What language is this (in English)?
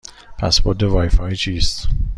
Persian